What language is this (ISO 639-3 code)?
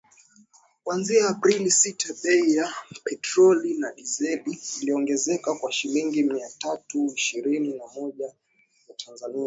swa